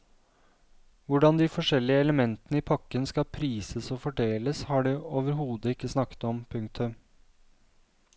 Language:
Norwegian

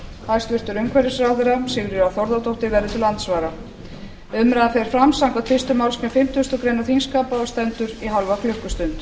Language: Icelandic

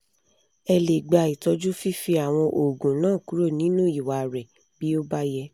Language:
Yoruba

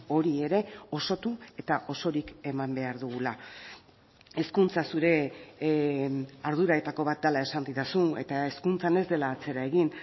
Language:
Basque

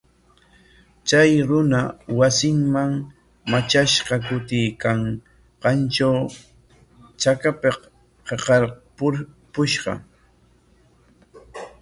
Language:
Corongo Ancash Quechua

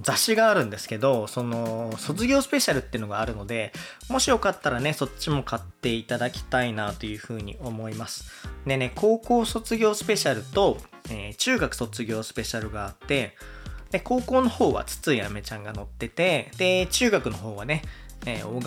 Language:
Japanese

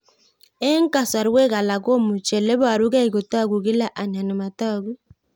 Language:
Kalenjin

